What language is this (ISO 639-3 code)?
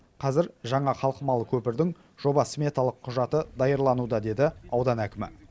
kaz